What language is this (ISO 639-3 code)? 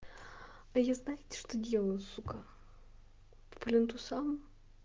rus